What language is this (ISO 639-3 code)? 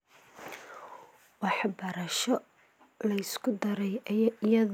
som